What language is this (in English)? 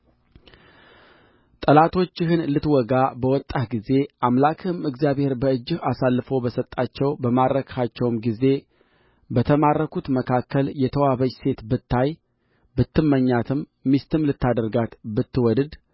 Amharic